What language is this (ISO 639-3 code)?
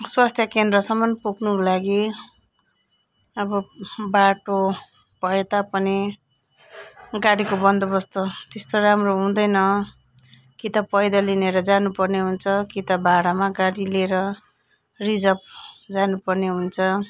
nep